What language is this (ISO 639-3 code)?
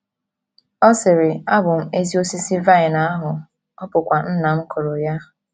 ibo